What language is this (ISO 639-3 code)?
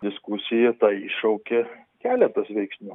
lit